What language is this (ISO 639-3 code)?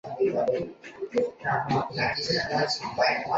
zho